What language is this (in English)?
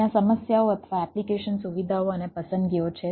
Gujarati